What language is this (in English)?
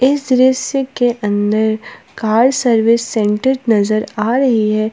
Hindi